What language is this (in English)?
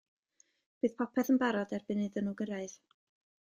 Welsh